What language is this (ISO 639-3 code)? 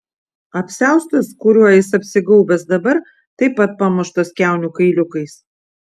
lit